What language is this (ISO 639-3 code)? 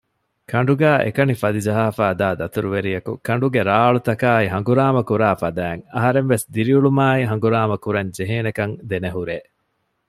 div